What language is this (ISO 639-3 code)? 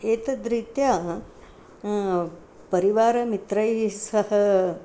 san